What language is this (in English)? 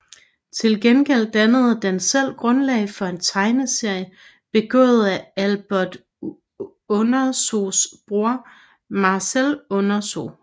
Danish